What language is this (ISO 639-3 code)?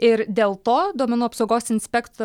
lit